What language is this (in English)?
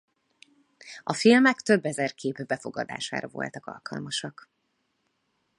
Hungarian